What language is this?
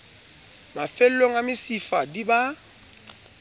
Southern Sotho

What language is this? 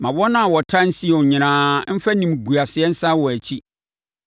Akan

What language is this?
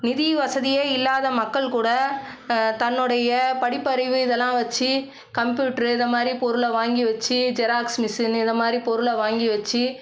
Tamil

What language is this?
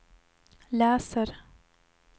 Swedish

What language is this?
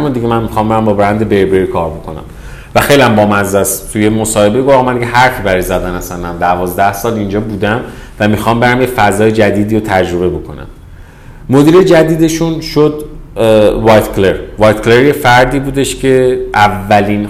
Persian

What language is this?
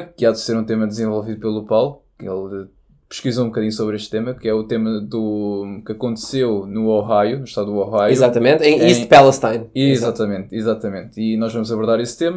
Portuguese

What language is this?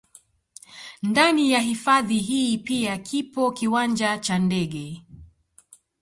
Swahili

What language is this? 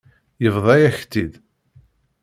Kabyle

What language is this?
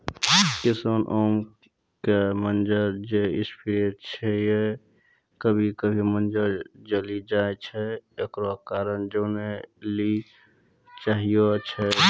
Maithili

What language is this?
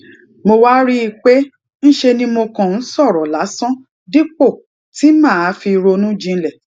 Yoruba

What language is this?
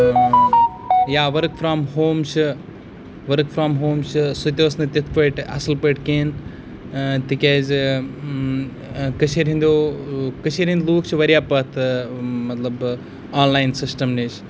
Kashmiri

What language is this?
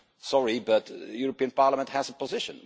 English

